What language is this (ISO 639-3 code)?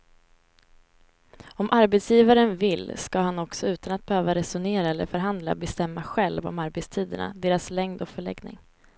swe